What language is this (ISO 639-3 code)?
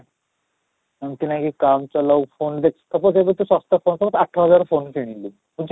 ori